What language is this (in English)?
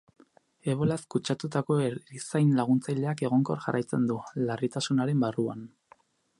Basque